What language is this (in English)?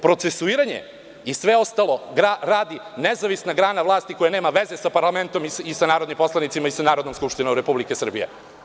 Serbian